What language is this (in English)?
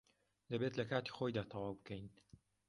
Central Kurdish